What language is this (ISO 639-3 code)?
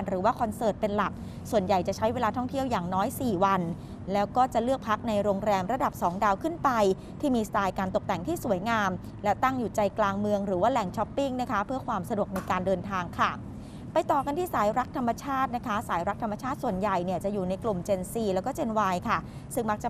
tha